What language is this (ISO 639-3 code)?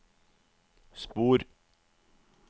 nor